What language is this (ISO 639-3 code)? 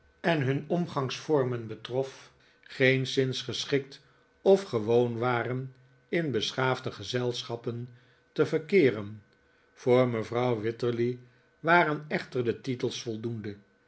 nld